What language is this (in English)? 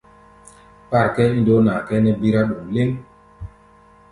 Gbaya